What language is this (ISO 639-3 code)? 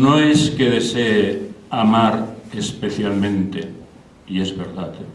spa